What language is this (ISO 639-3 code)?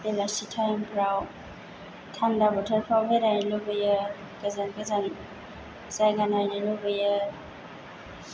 brx